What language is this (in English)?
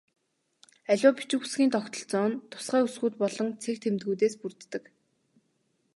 Mongolian